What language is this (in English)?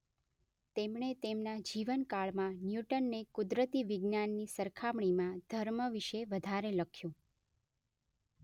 Gujarati